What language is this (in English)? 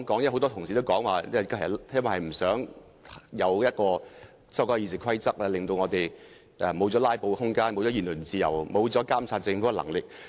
Cantonese